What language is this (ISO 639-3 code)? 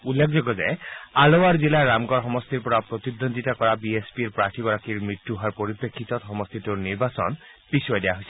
asm